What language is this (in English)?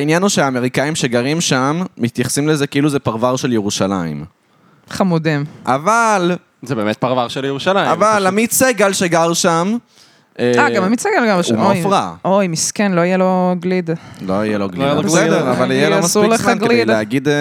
Hebrew